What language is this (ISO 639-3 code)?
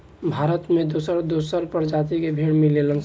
bho